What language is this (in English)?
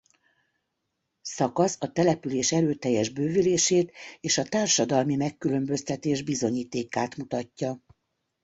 Hungarian